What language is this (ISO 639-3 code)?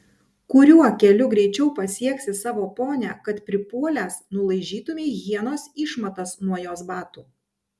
lit